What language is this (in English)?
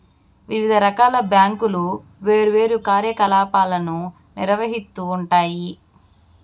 Telugu